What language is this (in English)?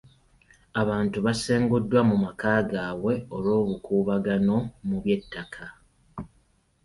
Ganda